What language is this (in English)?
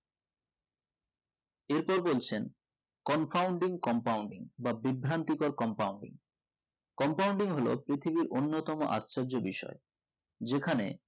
Bangla